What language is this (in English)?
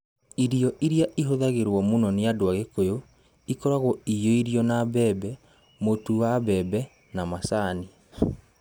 Kikuyu